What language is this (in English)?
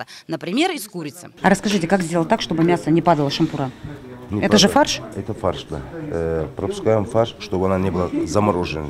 Russian